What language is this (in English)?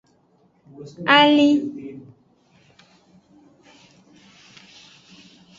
Aja (Benin)